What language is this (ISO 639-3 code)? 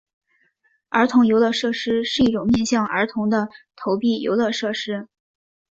zho